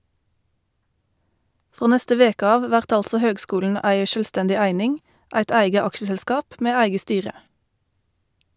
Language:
Norwegian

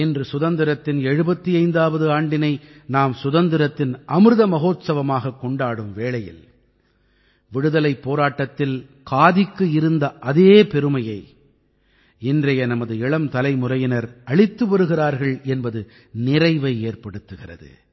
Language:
Tamil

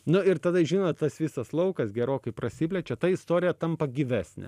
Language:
Lithuanian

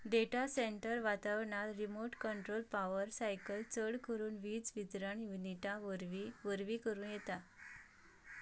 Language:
Konkani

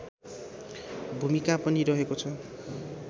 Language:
Nepali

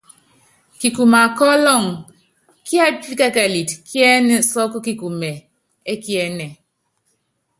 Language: Yangben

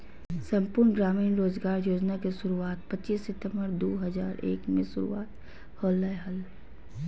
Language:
Magahi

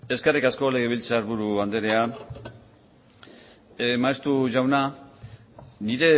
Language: Basque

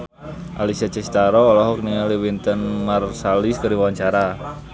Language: Sundanese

